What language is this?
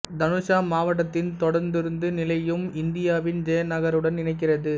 Tamil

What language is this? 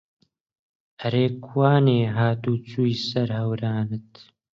Central Kurdish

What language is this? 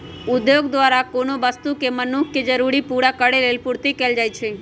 Magahi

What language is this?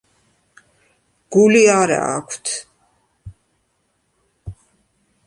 Georgian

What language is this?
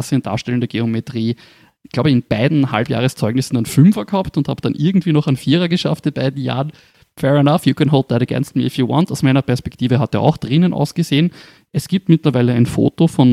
German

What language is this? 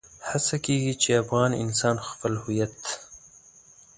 Pashto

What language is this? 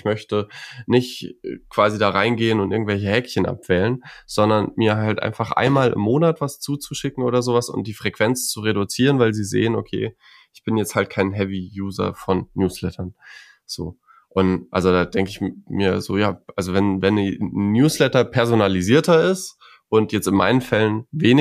German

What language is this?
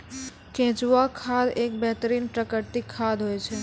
Maithili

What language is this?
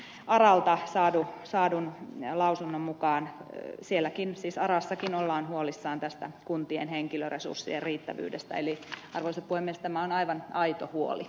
Finnish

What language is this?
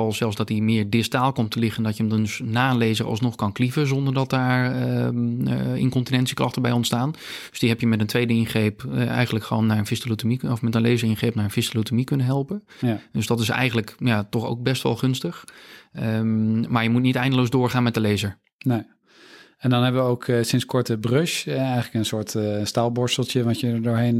Dutch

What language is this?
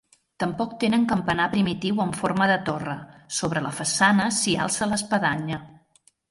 Catalan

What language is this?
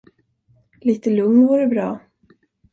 Swedish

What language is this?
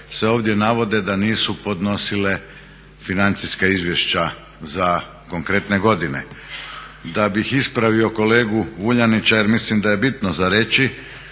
Croatian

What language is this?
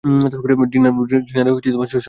Bangla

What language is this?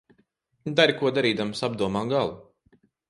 Latvian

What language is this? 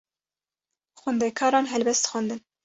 Kurdish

